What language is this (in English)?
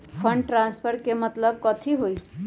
Magahi